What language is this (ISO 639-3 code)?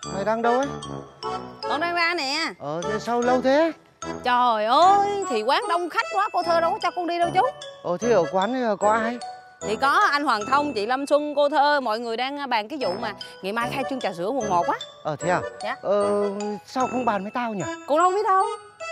vie